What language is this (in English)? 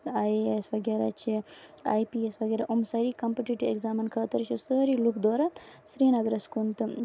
Kashmiri